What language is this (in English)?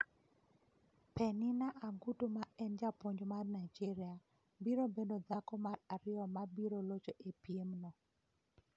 Luo (Kenya and Tanzania)